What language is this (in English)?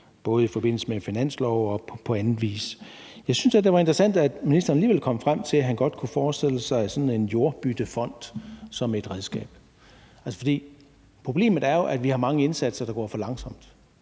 Danish